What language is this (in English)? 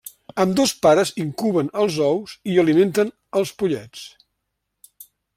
Catalan